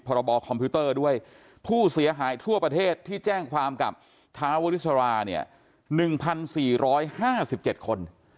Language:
Thai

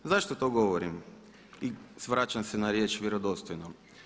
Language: Croatian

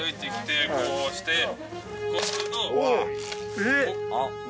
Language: Japanese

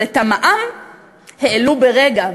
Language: Hebrew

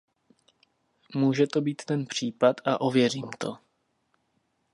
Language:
Czech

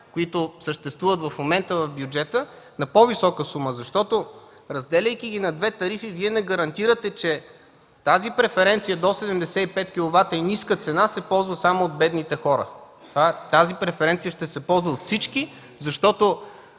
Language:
Bulgarian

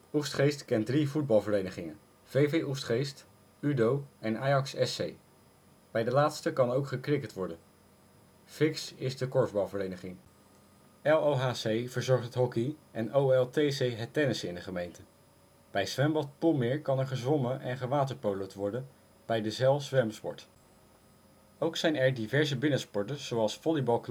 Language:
Dutch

